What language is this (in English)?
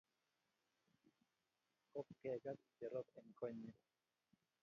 Kalenjin